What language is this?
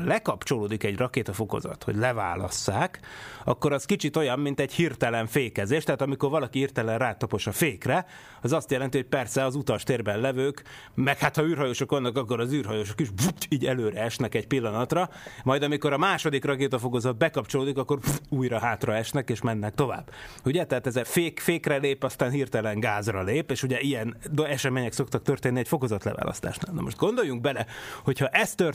Hungarian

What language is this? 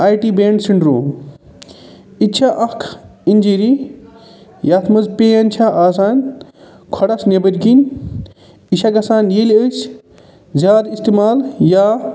Kashmiri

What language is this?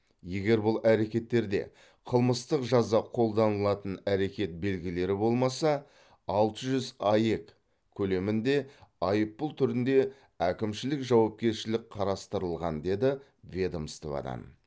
Kazakh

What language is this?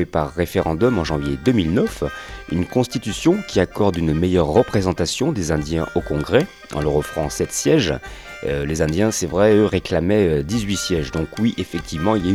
French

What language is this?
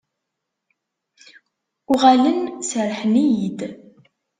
Kabyle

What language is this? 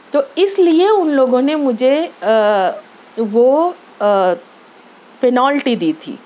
Urdu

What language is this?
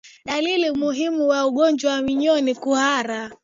Swahili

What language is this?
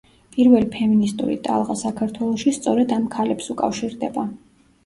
Georgian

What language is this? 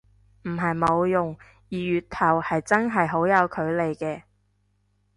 Cantonese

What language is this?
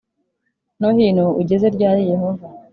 Kinyarwanda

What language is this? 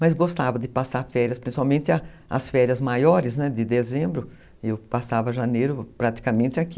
Portuguese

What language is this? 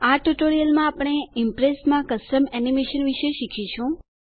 Gujarati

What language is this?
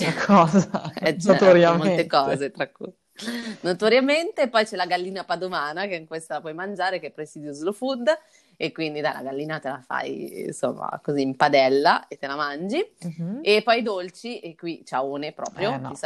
Italian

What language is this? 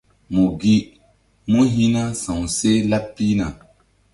Mbum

